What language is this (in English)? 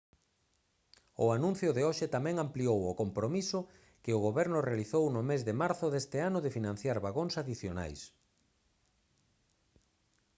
Galician